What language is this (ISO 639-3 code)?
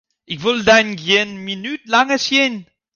fry